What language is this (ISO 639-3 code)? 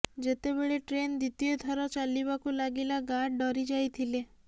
ori